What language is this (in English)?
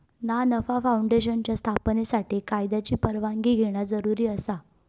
Marathi